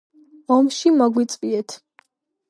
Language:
Georgian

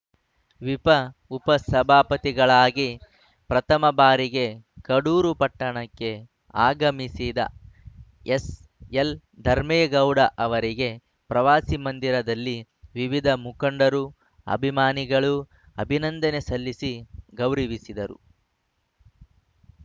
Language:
Kannada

